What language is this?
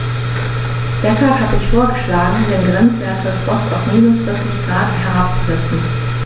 German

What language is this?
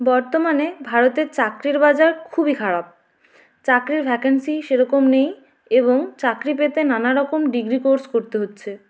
Bangla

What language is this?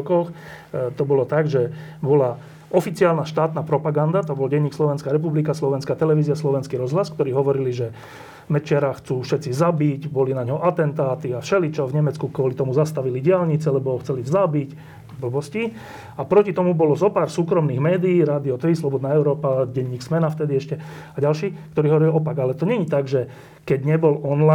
Slovak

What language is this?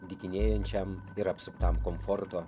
Lithuanian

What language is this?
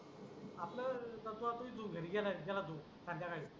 Marathi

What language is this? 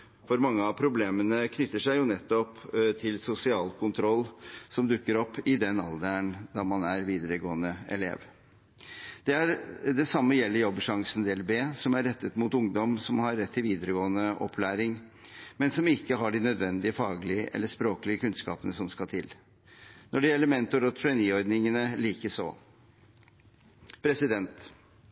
Norwegian Bokmål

